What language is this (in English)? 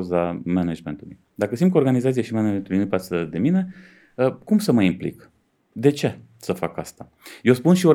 Romanian